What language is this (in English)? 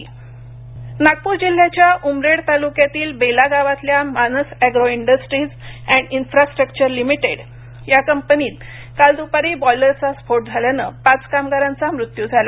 Marathi